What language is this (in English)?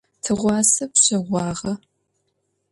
Adyghe